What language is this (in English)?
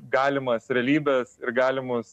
Lithuanian